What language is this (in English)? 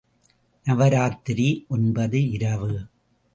Tamil